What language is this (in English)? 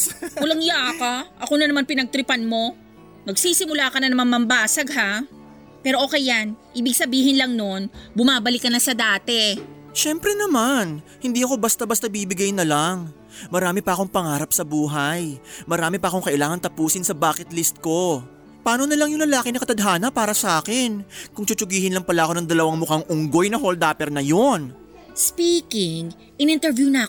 Filipino